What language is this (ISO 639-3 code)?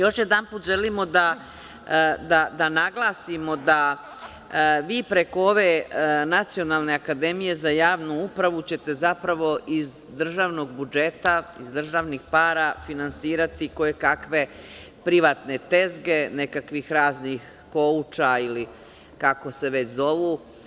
srp